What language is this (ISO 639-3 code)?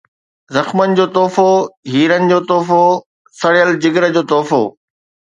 snd